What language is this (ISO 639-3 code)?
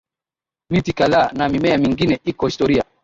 swa